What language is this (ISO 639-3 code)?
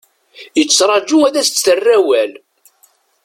kab